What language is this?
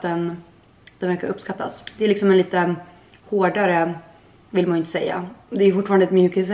Swedish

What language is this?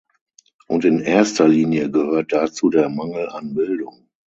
German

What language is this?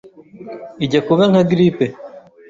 Kinyarwanda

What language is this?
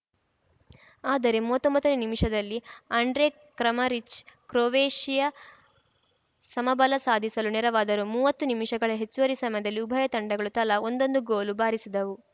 Kannada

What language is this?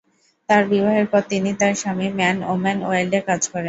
Bangla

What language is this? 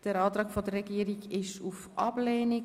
Swiss German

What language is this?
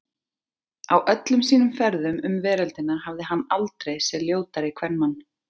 Icelandic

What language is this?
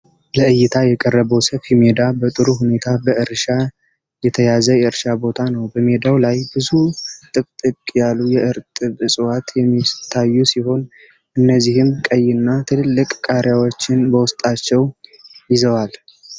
Amharic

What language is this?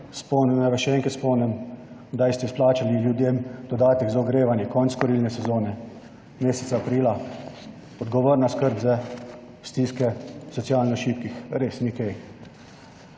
Slovenian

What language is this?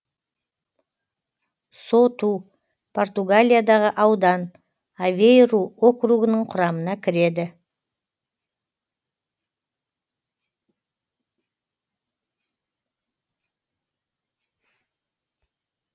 Kazakh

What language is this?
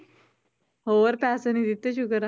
Punjabi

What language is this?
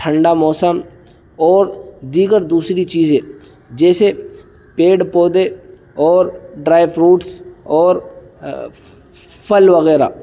Urdu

